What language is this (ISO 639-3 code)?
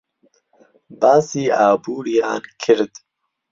ckb